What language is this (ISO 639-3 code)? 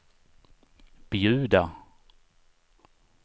swe